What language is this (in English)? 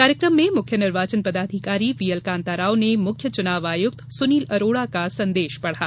Hindi